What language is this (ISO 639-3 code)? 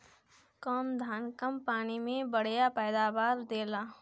bho